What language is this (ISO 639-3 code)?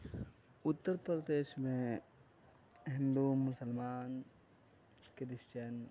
urd